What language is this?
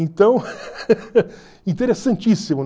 Portuguese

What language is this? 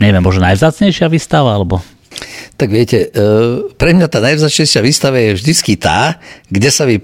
Slovak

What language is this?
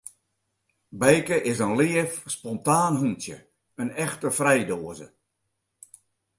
Western Frisian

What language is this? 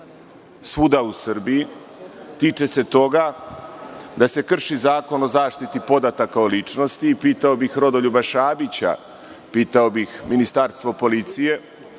Serbian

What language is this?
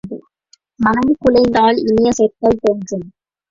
Tamil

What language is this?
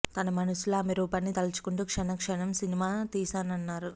Telugu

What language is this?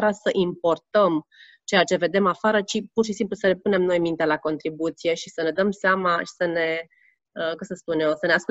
Romanian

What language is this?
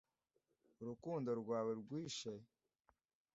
Kinyarwanda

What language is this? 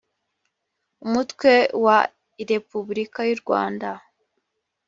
Kinyarwanda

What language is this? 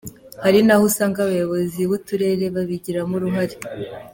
Kinyarwanda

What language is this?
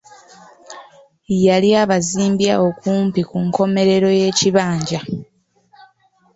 Ganda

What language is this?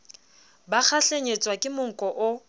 Southern Sotho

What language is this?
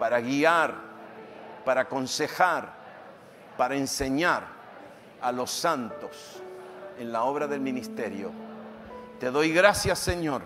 Spanish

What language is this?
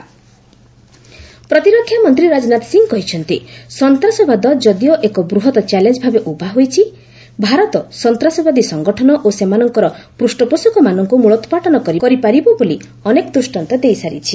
Odia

